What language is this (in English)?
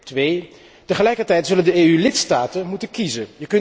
Dutch